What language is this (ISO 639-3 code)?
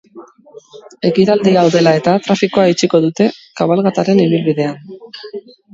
eus